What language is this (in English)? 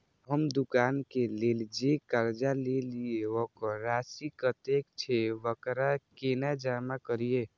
Maithili